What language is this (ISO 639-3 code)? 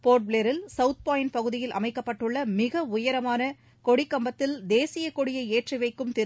tam